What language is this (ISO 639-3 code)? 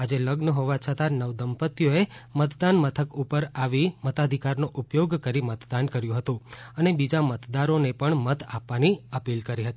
guj